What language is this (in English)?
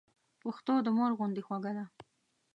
Pashto